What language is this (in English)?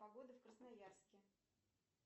Russian